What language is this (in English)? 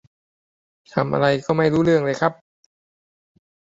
Thai